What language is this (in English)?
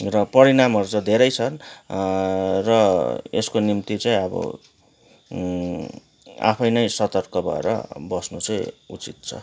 Nepali